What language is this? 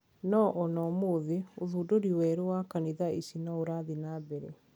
Kikuyu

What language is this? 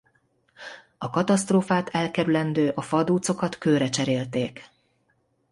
Hungarian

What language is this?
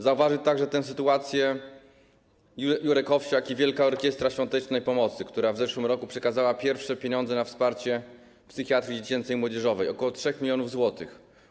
Polish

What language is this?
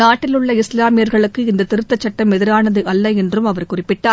Tamil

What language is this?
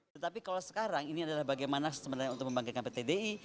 Indonesian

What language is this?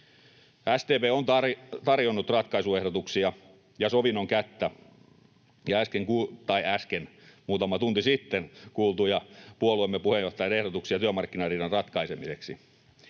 Finnish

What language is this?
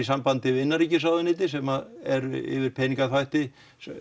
Icelandic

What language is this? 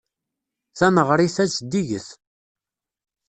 Kabyle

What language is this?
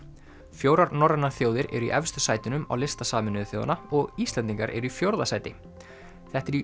Icelandic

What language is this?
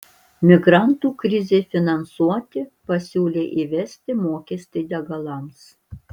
Lithuanian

